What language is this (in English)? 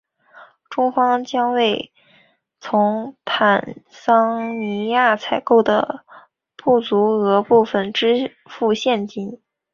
Chinese